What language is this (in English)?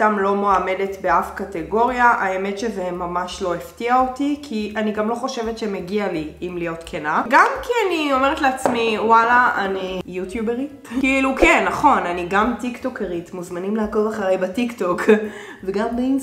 Hebrew